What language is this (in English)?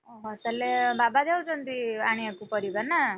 Odia